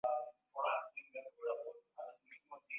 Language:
Swahili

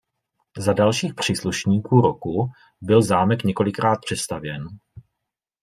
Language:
Czech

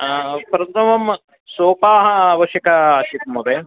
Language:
Sanskrit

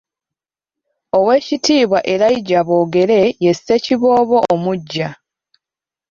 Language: Ganda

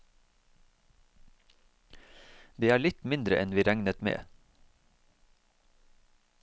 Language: Norwegian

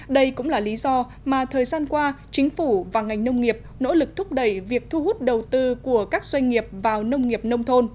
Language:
Vietnamese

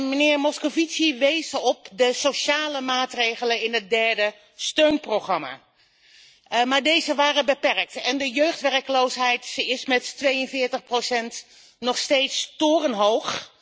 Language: Dutch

